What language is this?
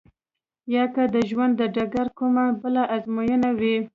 Pashto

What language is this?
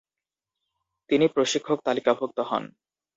Bangla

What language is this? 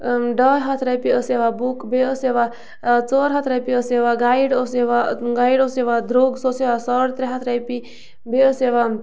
Kashmiri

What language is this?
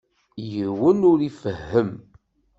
Kabyle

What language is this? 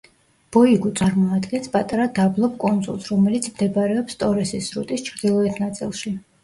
Georgian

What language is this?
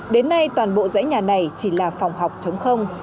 Vietnamese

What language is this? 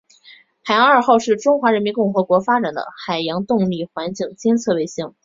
Chinese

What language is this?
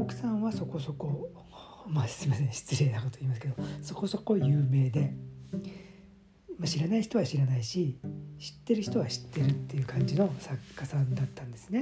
Japanese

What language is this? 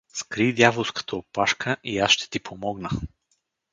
Bulgarian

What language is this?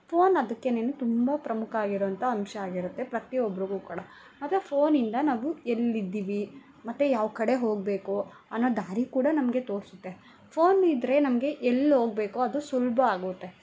Kannada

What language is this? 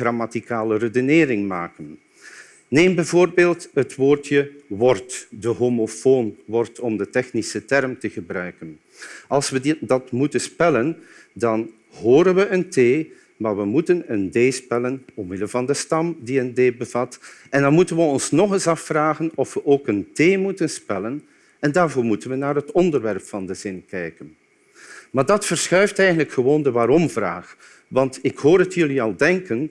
Dutch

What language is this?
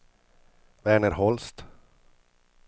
Swedish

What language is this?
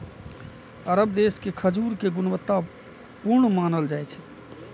Maithili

